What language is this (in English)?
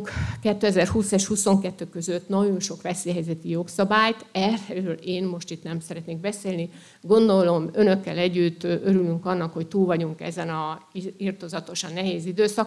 Hungarian